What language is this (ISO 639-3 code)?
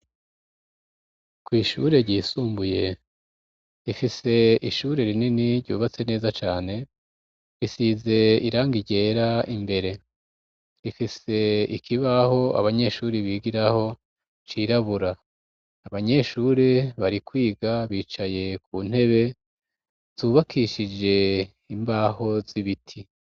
run